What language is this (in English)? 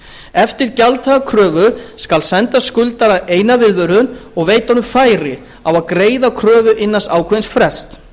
Icelandic